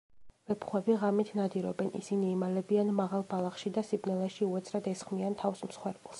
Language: Georgian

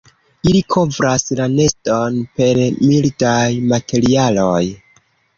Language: Esperanto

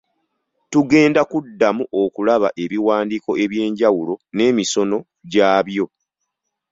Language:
Ganda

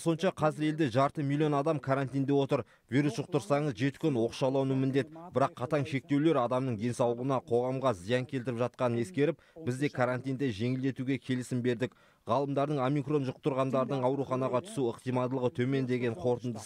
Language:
Turkish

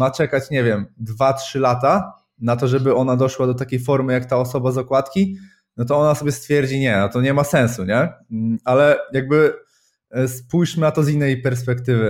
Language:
Polish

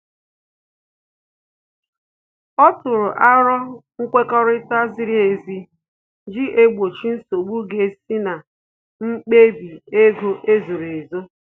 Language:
Igbo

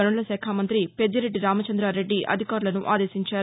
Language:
Telugu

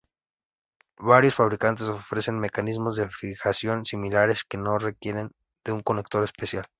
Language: Spanish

